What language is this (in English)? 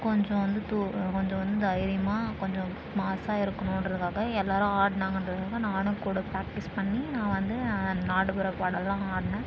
Tamil